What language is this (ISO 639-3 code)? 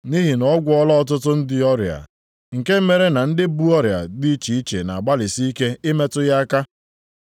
ibo